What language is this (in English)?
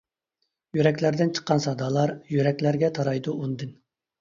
Uyghur